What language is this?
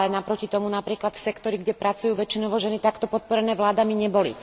Slovak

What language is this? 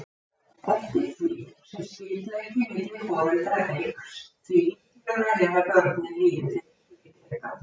Icelandic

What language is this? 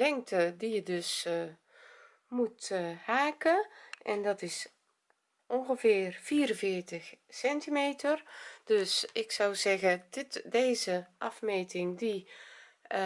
Dutch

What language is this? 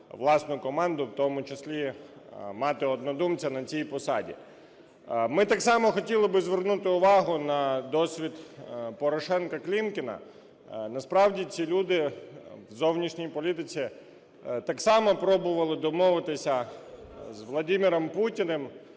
Ukrainian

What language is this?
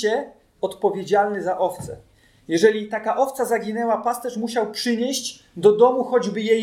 Polish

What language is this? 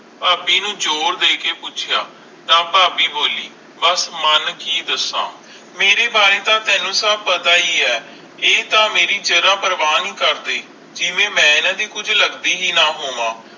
Punjabi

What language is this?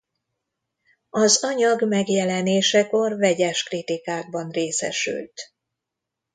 Hungarian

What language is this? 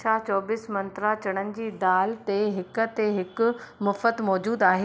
Sindhi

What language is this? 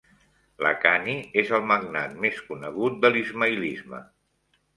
Catalan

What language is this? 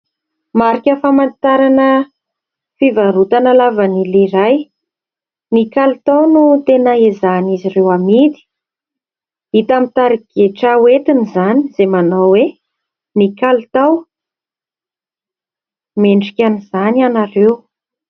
Malagasy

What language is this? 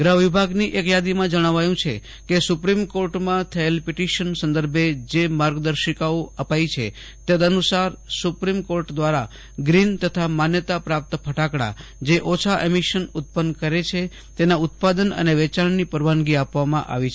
Gujarati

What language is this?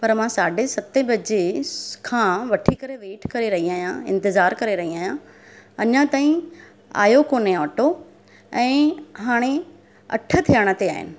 Sindhi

